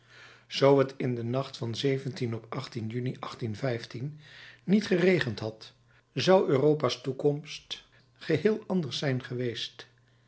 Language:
Dutch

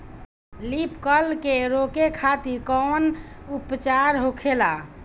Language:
Bhojpuri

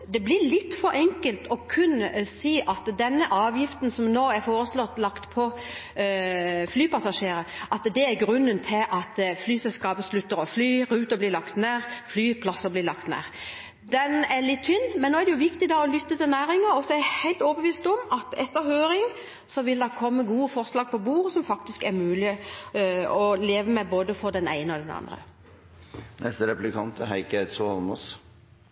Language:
Norwegian Bokmål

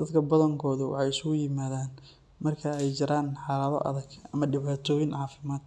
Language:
Somali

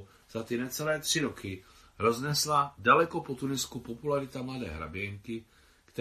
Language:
Czech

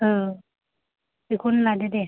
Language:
Bodo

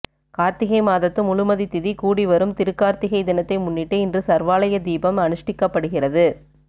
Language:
Tamil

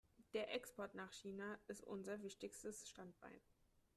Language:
German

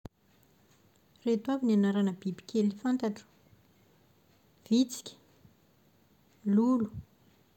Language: Malagasy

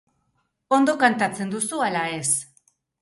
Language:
Basque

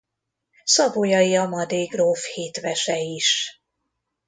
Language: Hungarian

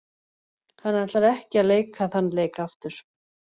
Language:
Icelandic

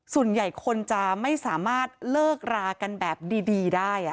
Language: Thai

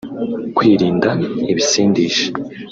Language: Kinyarwanda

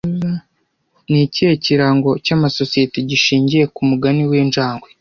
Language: Kinyarwanda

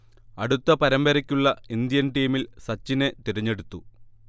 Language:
Malayalam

